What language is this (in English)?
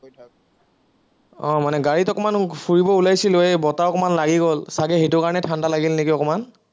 Assamese